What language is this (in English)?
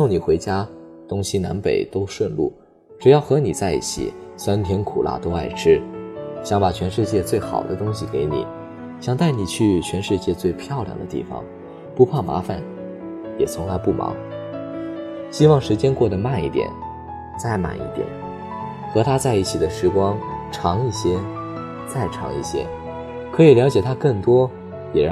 Chinese